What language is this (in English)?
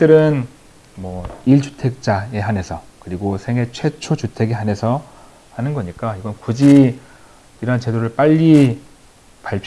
Korean